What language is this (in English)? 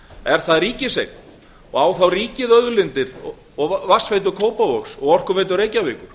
Icelandic